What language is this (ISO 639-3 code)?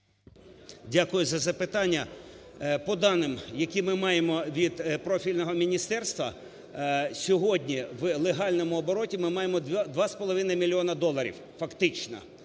ukr